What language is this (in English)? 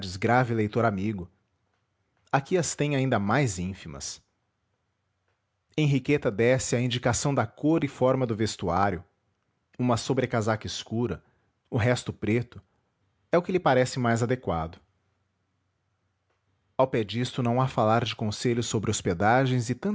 Portuguese